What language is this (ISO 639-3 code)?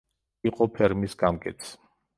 kat